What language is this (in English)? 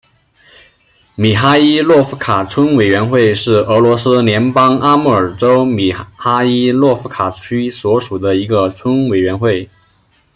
Chinese